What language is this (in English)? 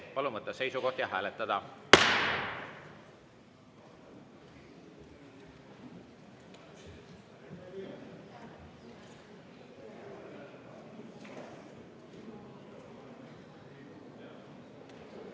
Estonian